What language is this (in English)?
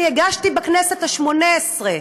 Hebrew